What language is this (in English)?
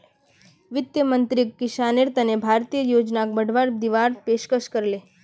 Magahi